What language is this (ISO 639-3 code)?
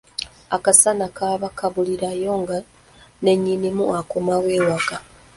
lug